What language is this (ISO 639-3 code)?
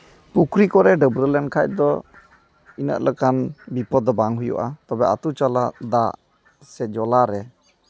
sat